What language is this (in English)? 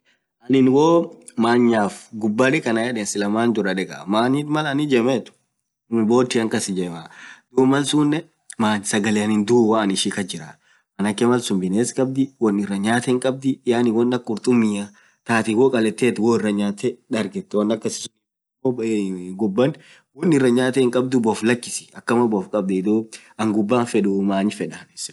Orma